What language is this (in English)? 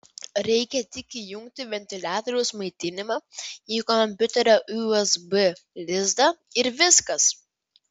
Lithuanian